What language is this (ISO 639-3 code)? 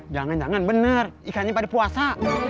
ind